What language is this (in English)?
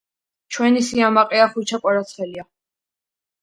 Georgian